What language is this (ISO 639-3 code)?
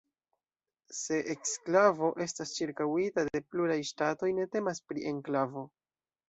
epo